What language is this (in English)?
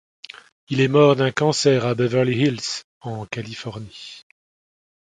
French